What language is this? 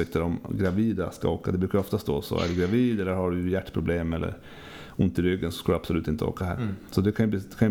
Swedish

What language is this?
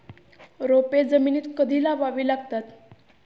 Marathi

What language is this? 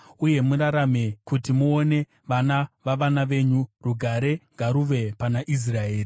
Shona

